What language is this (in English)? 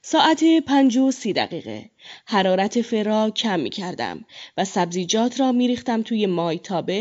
Persian